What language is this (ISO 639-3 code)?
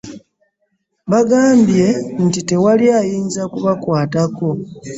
lug